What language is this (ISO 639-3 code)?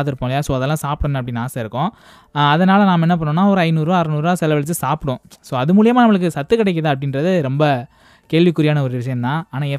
tam